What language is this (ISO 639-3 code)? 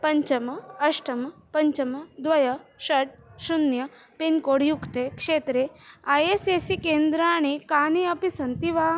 san